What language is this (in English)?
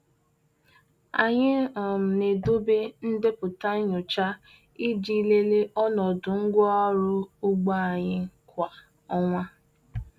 Igbo